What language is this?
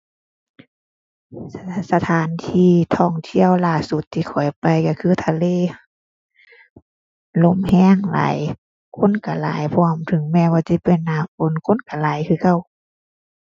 Thai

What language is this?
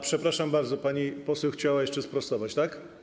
Polish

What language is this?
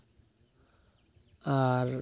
Santali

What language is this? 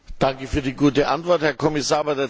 German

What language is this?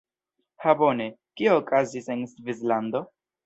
Esperanto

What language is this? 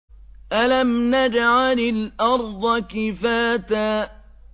Arabic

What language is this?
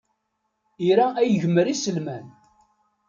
Kabyle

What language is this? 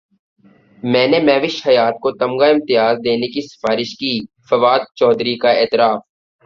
Urdu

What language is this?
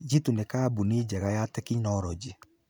Kikuyu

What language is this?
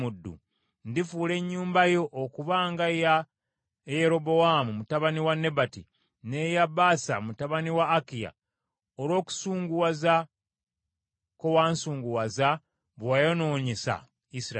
Ganda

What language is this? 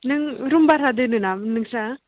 Bodo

